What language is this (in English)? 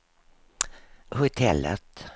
Swedish